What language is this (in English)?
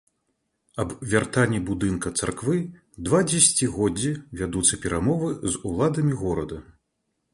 Belarusian